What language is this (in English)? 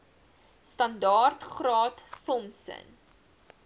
Afrikaans